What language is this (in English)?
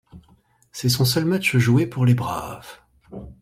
French